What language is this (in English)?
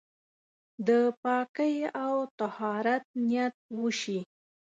Pashto